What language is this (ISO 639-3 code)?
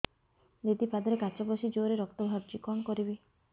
ori